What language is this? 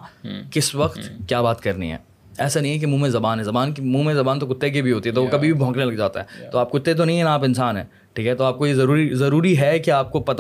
Urdu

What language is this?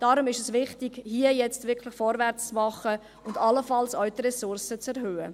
Swiss German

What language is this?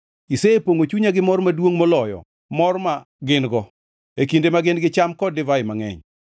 Luo (Kenya and Tanzania)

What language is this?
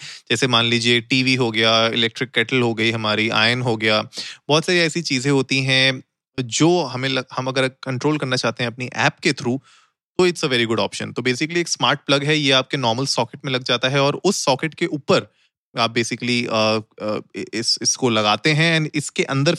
Hindi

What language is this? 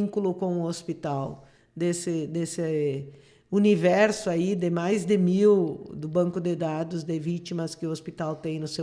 Portuguese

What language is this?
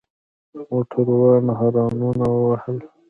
Pashto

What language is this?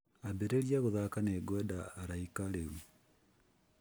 Kikuyu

